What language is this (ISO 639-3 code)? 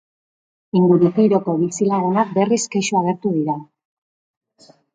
eus